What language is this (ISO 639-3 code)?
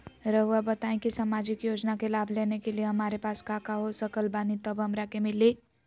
mag